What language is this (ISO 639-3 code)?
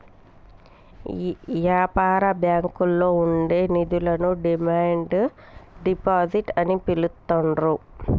tel